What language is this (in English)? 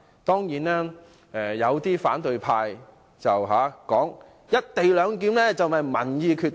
Cantonese